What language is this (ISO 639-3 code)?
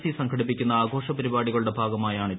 mal